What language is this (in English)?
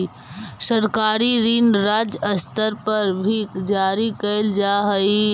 Magahi